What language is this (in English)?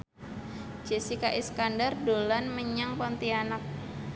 Javanese